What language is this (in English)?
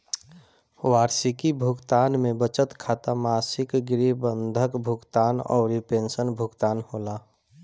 Bhojpuri